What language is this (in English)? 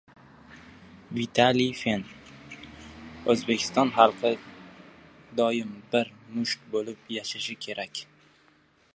Uzbek